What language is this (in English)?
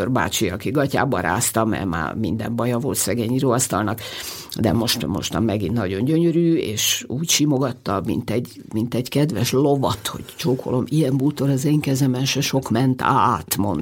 Hungarian